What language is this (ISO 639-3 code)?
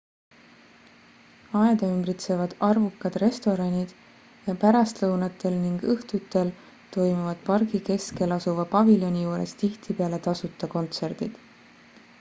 est